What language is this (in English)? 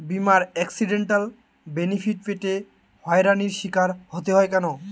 Bangla